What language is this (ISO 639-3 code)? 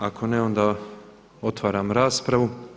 hrv